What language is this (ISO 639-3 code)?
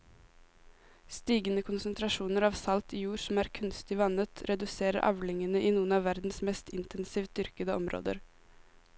nor